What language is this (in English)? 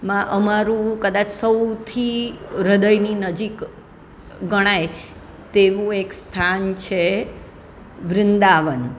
Gujarati